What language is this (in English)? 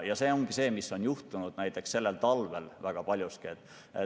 Estonian